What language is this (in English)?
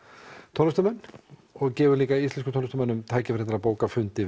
Icelandic